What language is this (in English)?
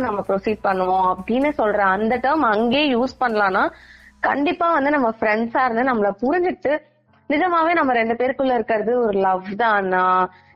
Tamil